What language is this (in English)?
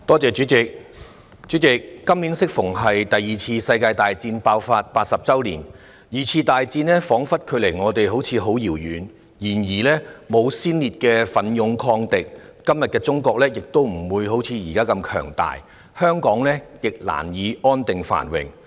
Cantonese